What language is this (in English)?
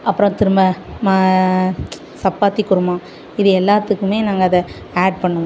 Tamil